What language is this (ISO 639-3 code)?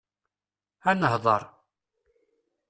kab